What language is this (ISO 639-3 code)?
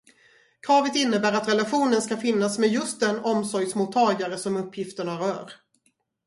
swe